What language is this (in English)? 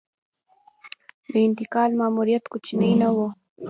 Pashto